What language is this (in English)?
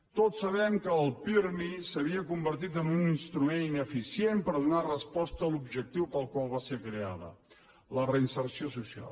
Catalan